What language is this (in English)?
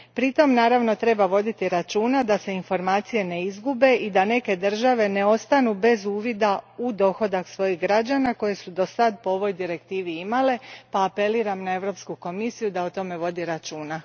Croatian